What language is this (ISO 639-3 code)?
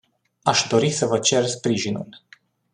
ron